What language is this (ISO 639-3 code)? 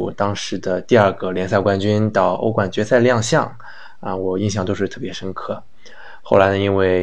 zho